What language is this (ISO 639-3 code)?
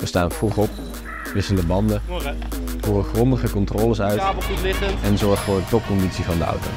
nld